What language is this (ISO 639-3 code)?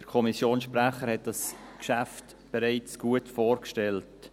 gsw